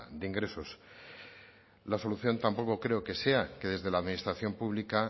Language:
Spanish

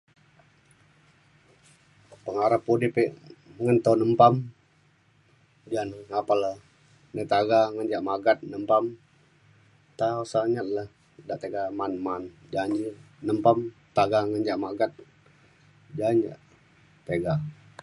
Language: Mainstream Kenyah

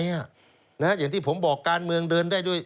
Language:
Thai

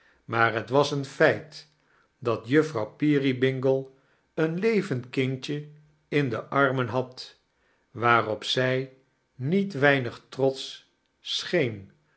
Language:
Dutch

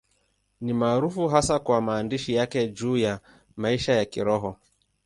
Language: Swahili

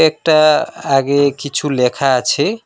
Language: Bangla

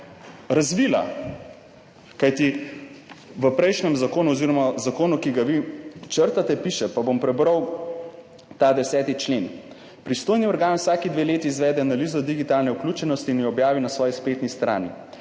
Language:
Slovenian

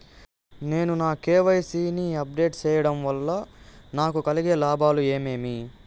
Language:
Telugu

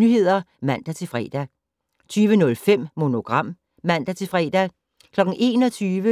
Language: Danish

